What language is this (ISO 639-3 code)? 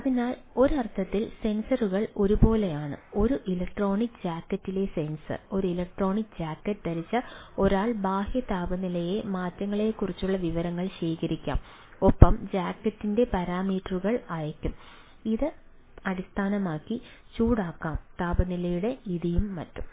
mal